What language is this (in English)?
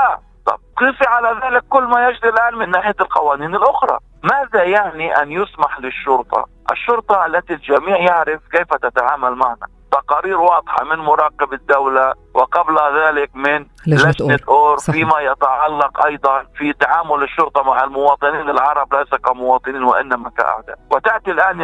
Arabic